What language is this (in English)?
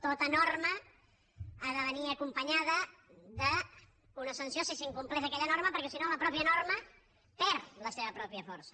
Catalan